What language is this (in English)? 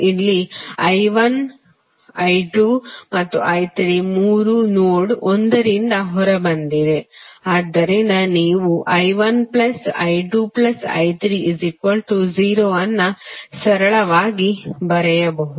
Kannada